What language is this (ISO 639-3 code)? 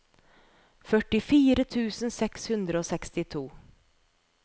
nor